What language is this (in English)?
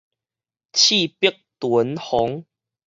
Min Nan Chinese